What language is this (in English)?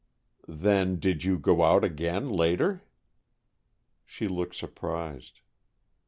English